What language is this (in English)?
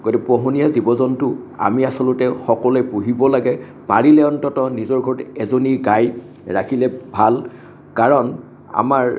Assamese